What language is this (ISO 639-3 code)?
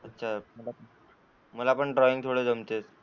mar